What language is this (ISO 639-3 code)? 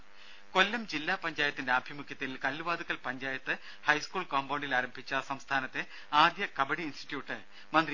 mal